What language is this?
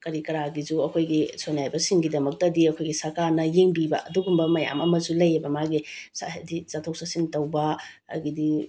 Manipuri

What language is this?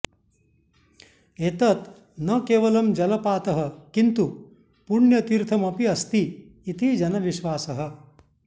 Sanskrit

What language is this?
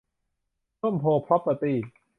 Thai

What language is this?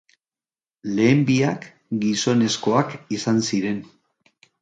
Basque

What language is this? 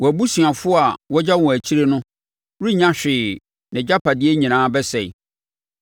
Akan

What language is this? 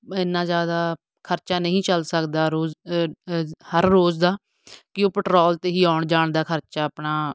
Punjabi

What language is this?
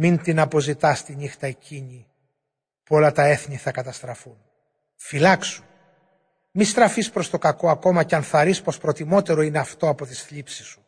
Greek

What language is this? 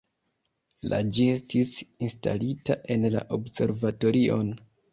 Esperanto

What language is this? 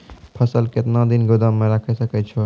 Maithili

